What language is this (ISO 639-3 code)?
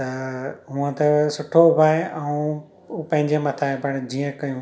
snd